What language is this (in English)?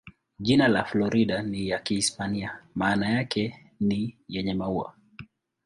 Swahili